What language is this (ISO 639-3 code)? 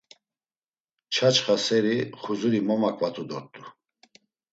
lzz